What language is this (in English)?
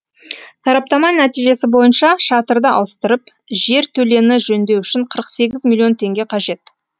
Kazakh